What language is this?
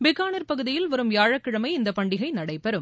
Tamil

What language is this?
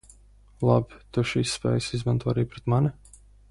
Latvian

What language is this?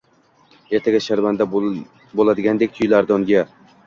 Uzbek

